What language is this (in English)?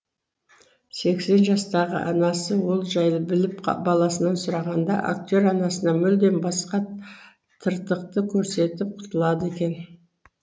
Kazakh